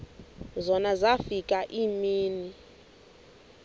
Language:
Xhosa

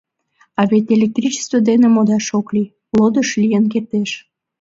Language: Mari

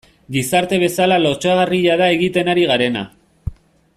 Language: Basque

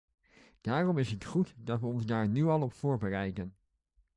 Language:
Dutch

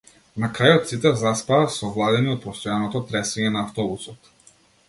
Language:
Macedonian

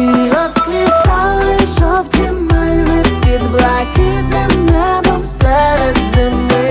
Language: Ukrainian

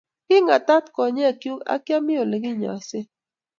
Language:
Kalenjin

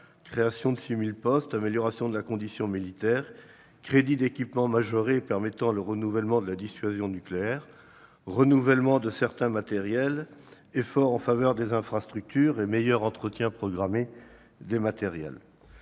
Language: French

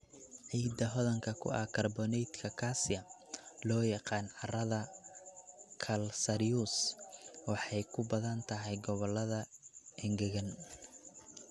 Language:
Somali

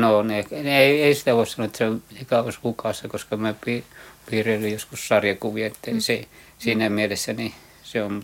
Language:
Finnish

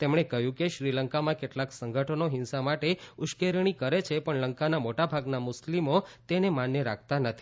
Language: Gujarati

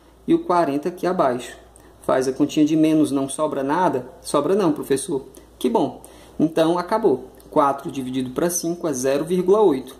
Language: Portuguese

